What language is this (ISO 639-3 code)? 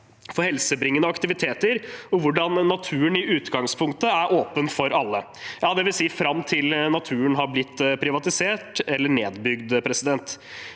nor